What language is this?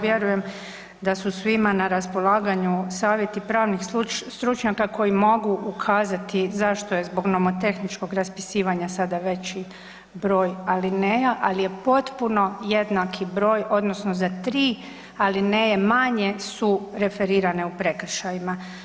Croatian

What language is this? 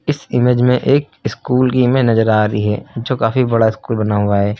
Hindi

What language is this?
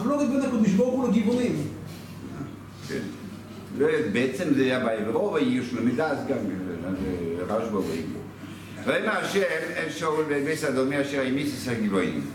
Hebrew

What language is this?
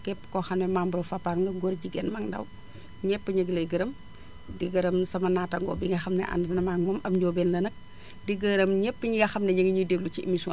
Wolof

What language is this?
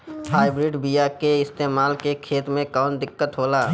Bhojpuri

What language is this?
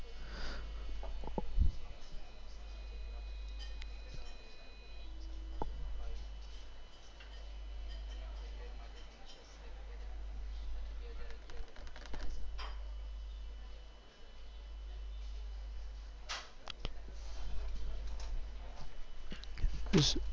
Gujarati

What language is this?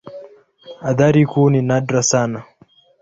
Swahili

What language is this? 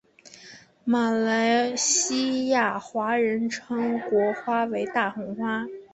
Chinese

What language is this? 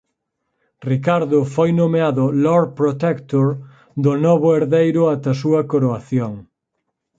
Galician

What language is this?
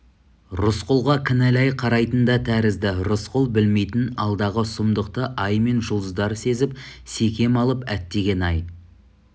Kazakh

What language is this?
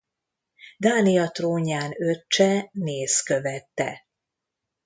Hungarian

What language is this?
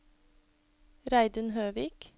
Norwegian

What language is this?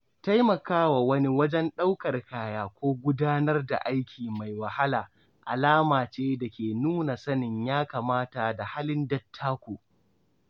Hausa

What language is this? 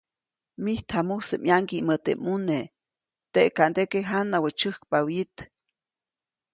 Copainalá Zoque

